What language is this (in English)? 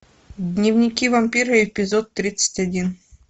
Russian